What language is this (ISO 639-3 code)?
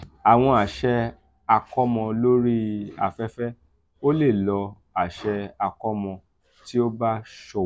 yor